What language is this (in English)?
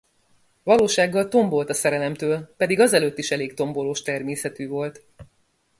Hungarian